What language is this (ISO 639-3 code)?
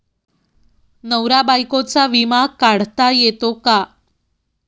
mar